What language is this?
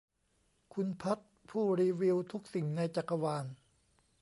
Thai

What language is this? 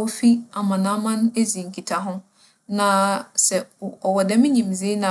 Akan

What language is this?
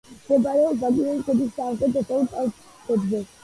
Georgian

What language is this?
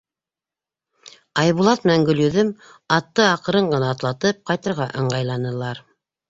Bashkir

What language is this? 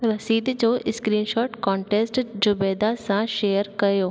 Sindhi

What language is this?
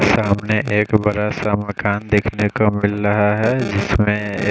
Hindi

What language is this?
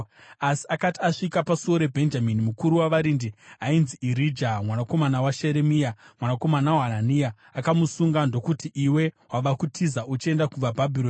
Shona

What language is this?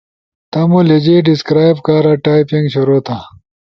Ushojo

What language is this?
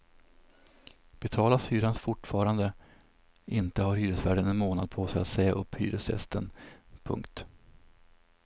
Swedish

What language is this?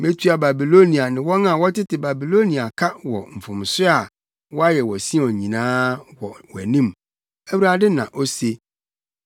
Akan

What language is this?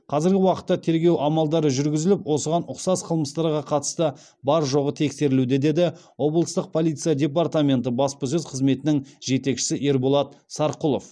Kazakh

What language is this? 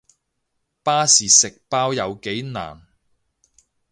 Cantonese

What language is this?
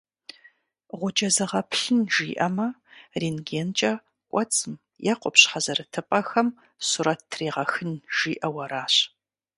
Kabardian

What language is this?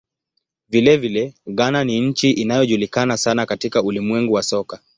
Swahili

